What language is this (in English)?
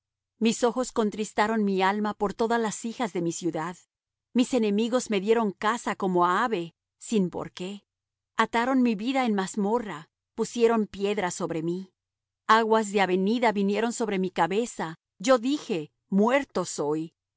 Spanish